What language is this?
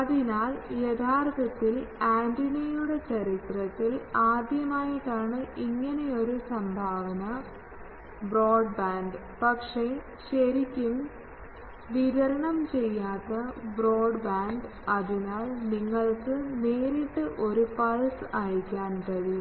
Malayalam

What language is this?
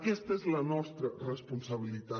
Catalan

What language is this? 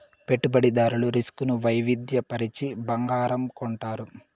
Telugu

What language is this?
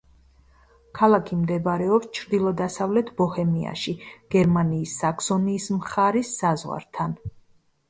Georgian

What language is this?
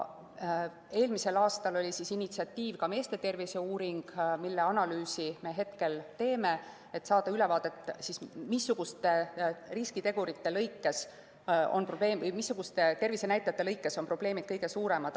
Estonian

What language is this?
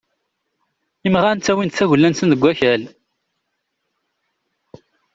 Kabyle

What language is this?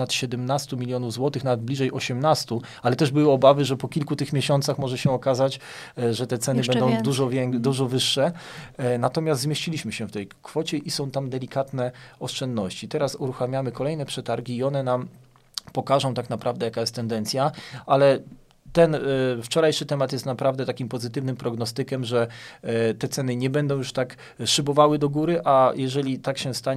Polish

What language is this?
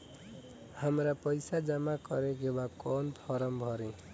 Bhojpuri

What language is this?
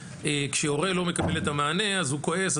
Hebrew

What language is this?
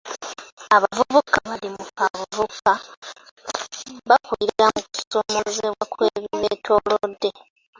Ganda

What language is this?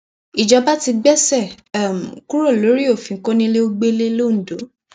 Yoruba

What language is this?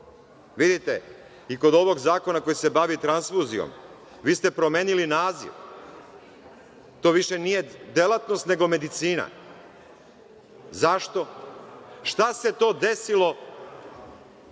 Serbian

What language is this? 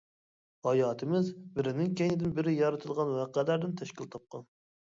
Uyghur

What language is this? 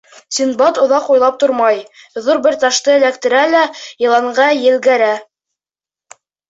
Bashkir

